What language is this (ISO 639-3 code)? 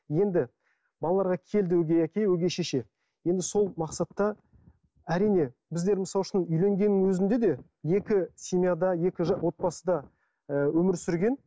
kaz